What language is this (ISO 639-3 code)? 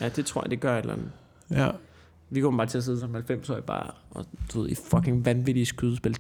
dan